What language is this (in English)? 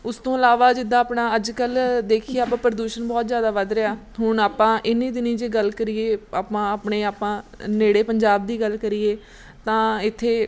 Punjabi